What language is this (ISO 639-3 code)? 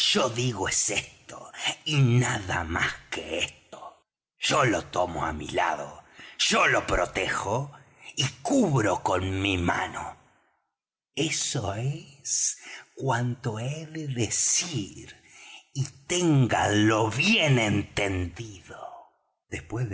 spa